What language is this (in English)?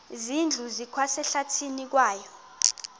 Xhosa